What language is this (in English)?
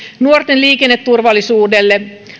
Finnish